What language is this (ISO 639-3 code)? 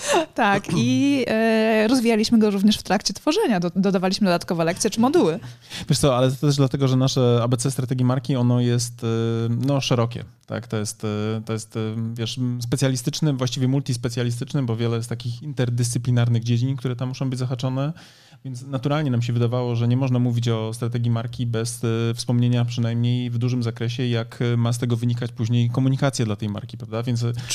pol